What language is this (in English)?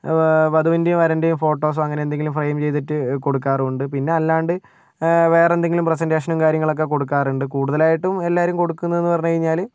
Malayalam